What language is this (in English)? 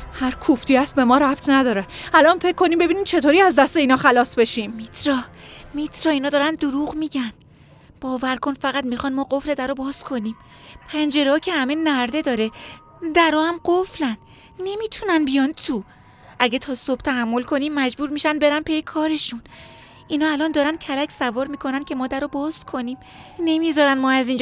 Persian